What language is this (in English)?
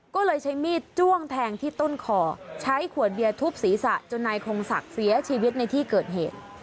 Thai